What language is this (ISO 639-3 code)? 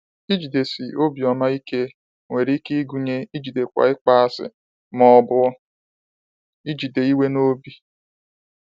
ibo